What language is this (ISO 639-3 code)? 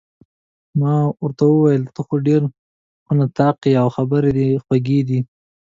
pus